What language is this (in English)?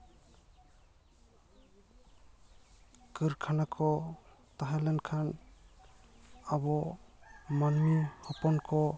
Santali